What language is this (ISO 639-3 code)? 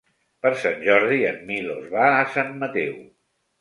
cat